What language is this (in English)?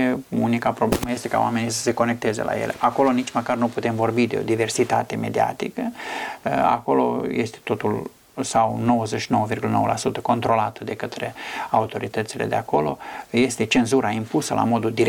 Romanian